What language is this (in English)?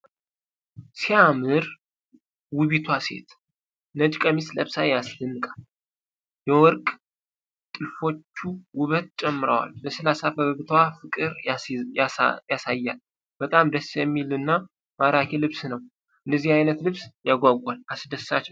Amharic